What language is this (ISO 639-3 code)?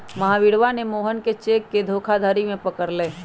mag